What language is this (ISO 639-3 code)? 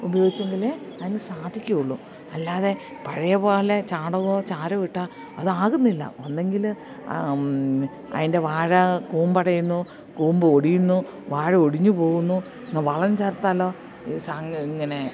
mal